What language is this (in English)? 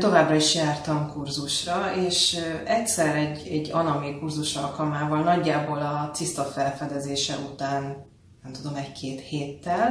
Hungarian